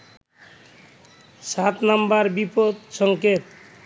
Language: Bangla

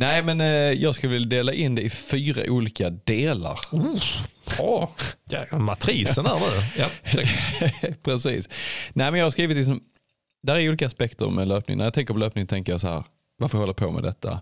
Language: Swedish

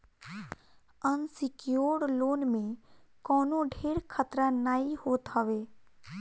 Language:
Bhojpuri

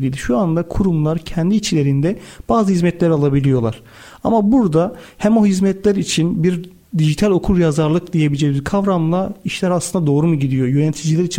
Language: Turkish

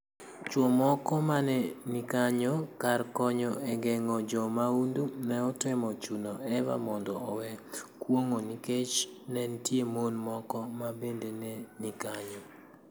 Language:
Luo (Kenya and Tanzania)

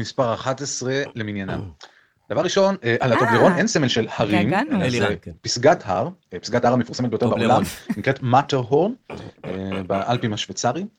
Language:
Hebrew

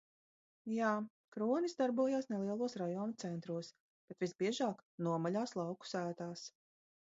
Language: Latvian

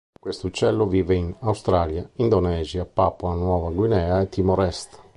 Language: Italian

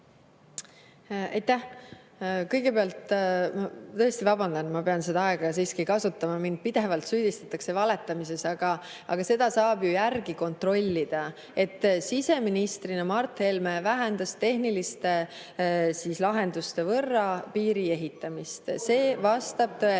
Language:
Estonian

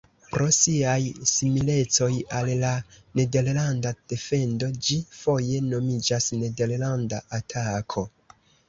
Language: Esperanto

